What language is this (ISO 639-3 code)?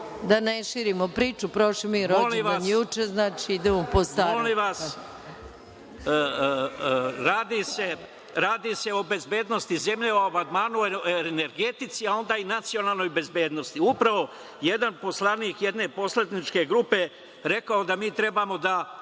srp